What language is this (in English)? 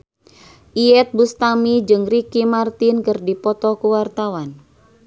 Sundanese